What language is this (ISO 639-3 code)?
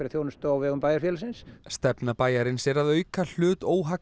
isl